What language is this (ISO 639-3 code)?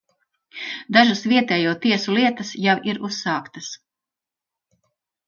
lav